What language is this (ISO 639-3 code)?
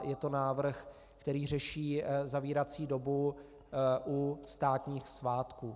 ces